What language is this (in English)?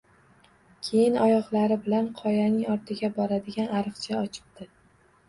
Uzbek